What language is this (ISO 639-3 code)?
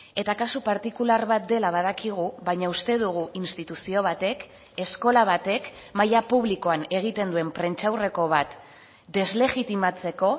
eus